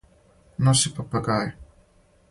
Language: Serbian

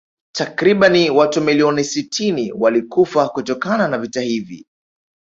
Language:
Swahili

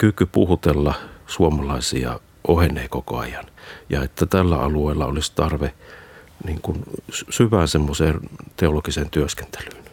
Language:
Finnish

